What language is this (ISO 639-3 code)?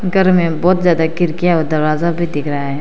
hin